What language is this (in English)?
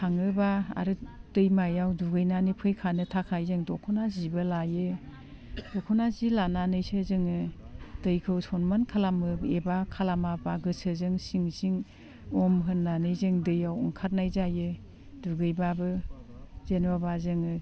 Bodo